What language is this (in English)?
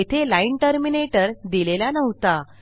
Marathi